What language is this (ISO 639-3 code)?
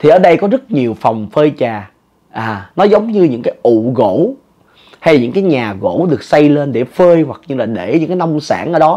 vie